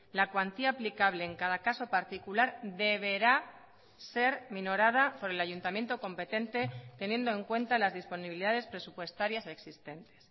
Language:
Spanish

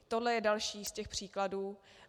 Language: Czech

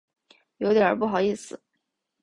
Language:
Chinese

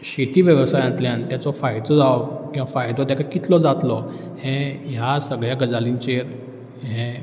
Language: Konkani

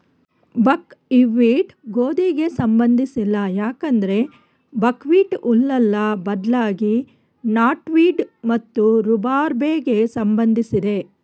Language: Kannada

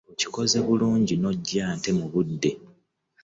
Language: Ganda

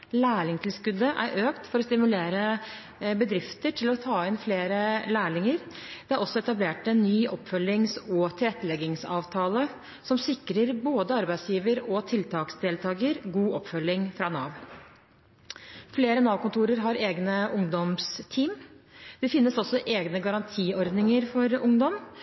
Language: Norwegian Bokmål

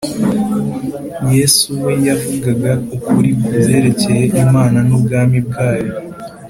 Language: Kinyarwanda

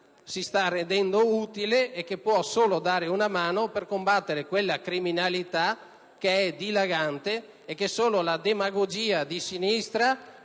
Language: Italian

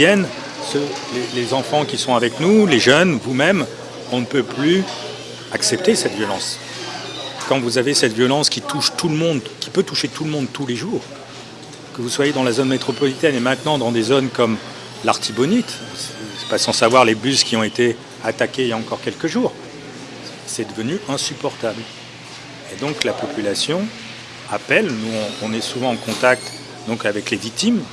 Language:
French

